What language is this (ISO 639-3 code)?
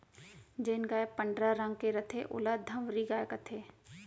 hne